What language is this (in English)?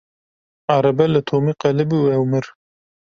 Kurdish